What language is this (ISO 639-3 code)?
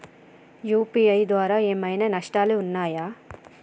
tel